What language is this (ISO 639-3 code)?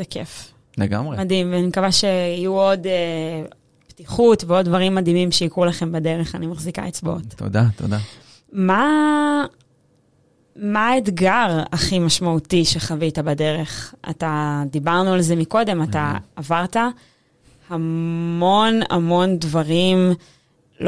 heb